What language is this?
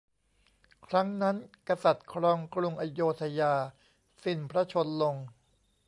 Thai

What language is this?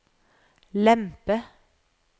Norwegian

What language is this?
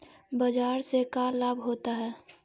Magahi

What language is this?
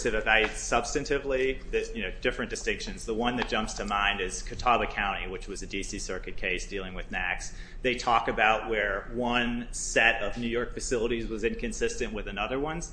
English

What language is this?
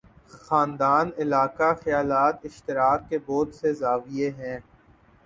Urdu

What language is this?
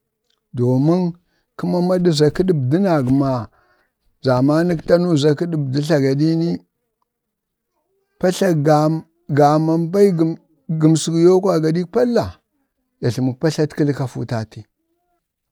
Bade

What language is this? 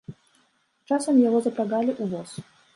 Belarusian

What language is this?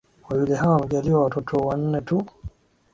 Swahili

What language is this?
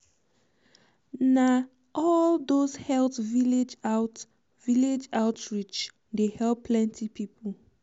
Nigerian Pidgin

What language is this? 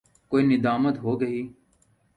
Urdu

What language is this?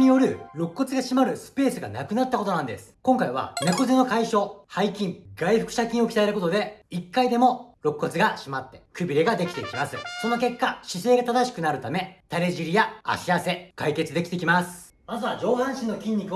Japanese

